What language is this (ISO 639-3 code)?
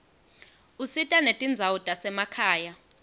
ssw